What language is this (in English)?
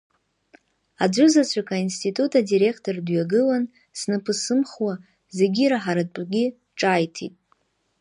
Abkhazian